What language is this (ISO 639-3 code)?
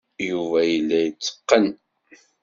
kab